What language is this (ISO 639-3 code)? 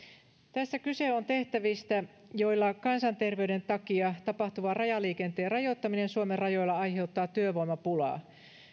fin